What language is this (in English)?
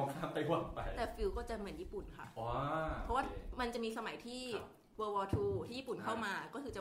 Thai